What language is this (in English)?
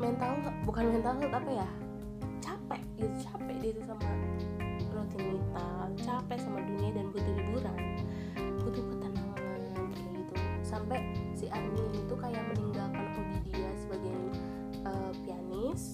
Indonesian